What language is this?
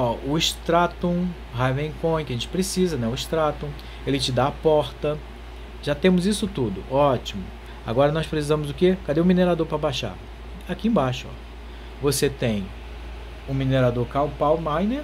Portuguese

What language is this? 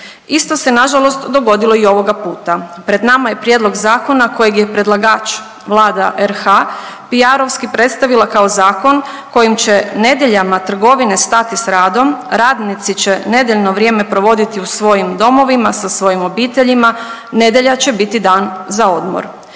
Croatian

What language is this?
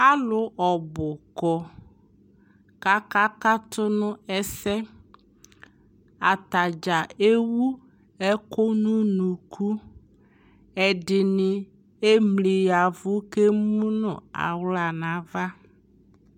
Ikposo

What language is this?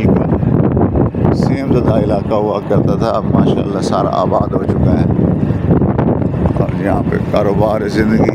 Arabic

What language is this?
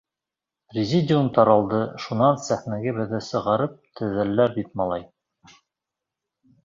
Bashkir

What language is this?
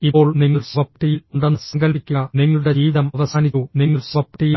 Malayalam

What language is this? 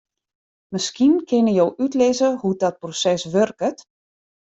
Western Frisian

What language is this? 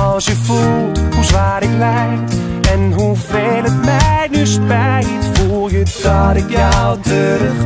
Dutch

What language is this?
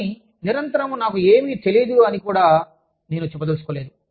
Telugu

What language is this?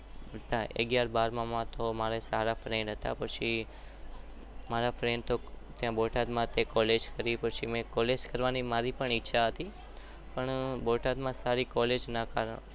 Gujarati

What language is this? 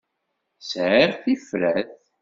Kabyle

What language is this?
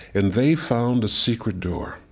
English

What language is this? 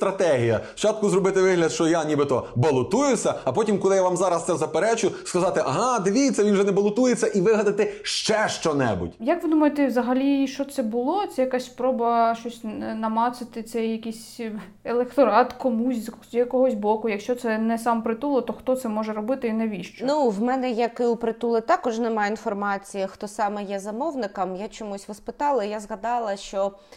Ukrainian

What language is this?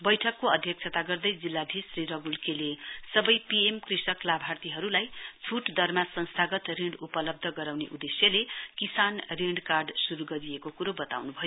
Nepali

